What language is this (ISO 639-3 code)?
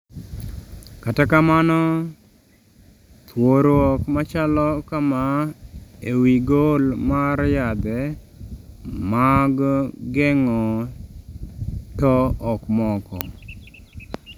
luo